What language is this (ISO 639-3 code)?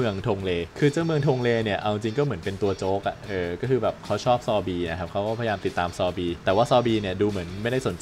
tha